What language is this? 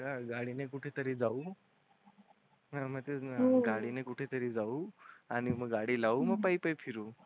Marathi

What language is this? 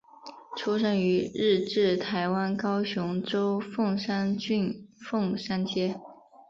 Chinese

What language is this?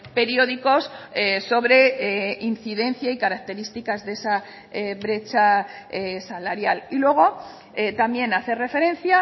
Spanish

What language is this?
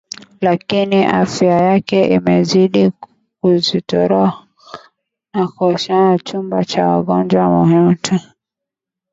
Swahili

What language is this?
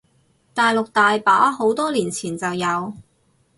Cantonese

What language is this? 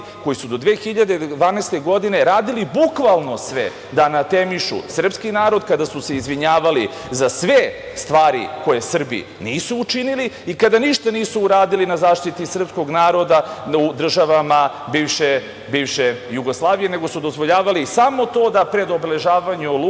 Serbian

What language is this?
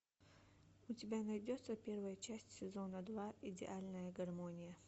Russian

